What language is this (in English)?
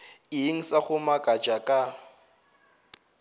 Northern Sotho